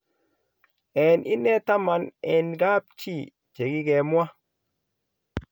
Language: Kalenjin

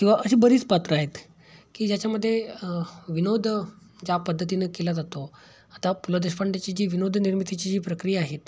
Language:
Marathi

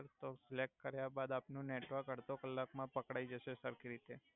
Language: Gujarati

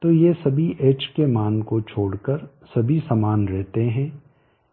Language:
Hindi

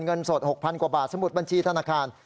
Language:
Thai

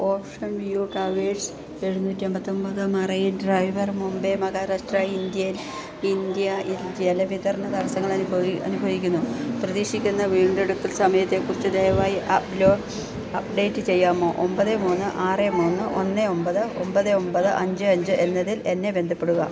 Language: Malayalam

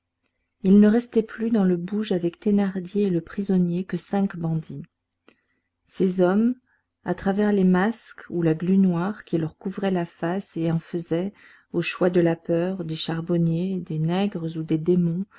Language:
French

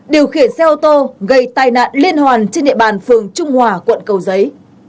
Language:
Vietnamese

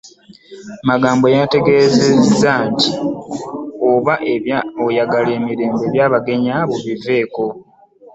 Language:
Ganda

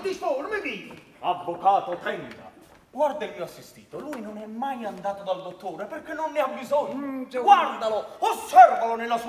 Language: Italian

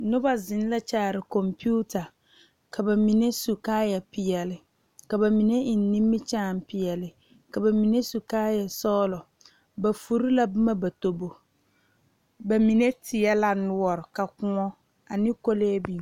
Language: Southern Dagaare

